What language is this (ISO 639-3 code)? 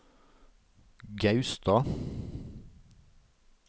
nor